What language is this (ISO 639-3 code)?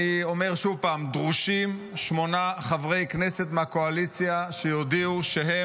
heb